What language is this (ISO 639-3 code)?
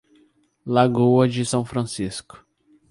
por